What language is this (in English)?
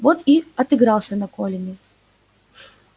Russian